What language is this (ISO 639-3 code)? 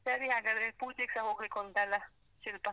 kan